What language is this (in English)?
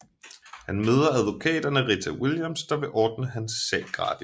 Danish